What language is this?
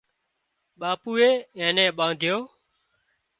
Wadiyara Koli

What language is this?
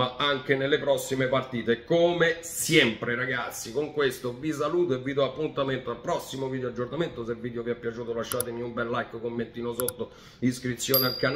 Italian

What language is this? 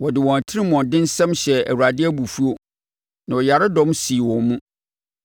Akan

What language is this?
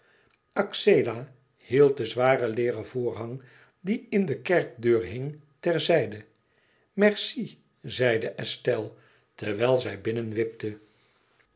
Dutch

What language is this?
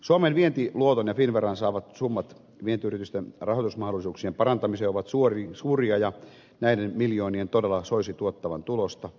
Finnish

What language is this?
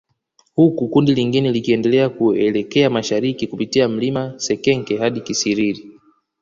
Swahili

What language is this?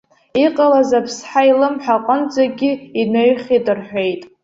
Abkhazian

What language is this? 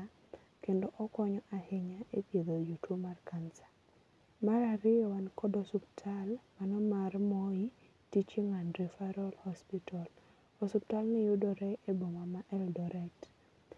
Luo (Kenya and Tanzania)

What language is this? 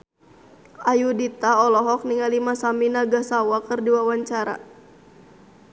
Sundanese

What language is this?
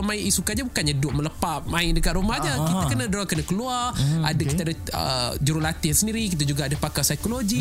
Malay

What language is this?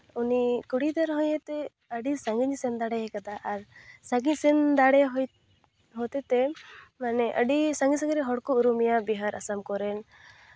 Santali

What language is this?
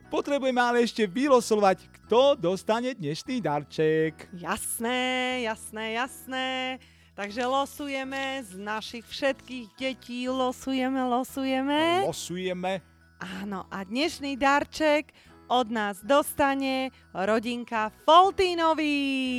Slovak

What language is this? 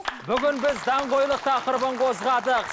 Kazakh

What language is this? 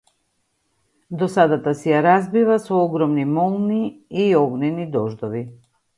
Macedonian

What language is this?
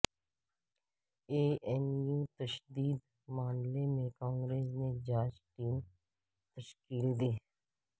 Urdu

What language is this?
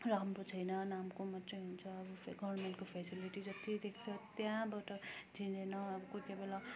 Nepali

